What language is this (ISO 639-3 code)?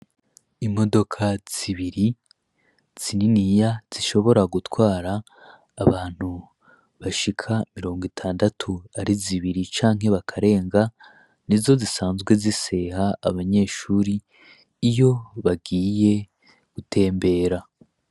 run